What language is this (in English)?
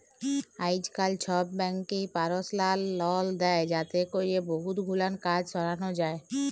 Bangla